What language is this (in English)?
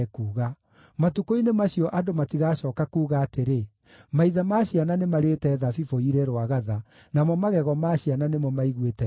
Kikuyu